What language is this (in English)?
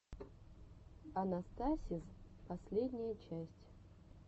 Russian